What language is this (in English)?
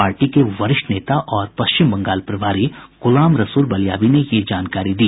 Hindi